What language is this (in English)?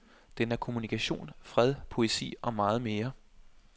Danish